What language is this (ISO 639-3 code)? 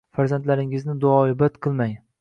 uzb